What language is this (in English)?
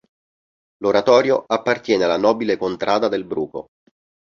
Italian